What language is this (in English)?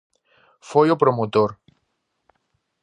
Galician